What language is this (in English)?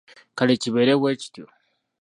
Ganda